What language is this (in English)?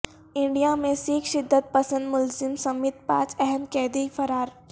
Urdu